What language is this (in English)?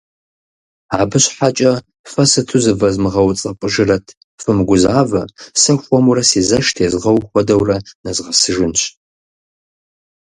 Kabardian